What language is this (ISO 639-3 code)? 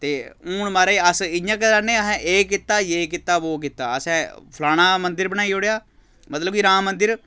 doi